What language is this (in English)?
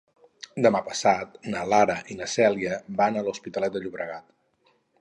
Catalan